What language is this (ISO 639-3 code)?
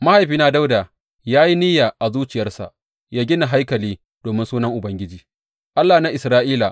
hau